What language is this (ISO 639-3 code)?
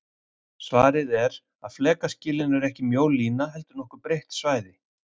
isl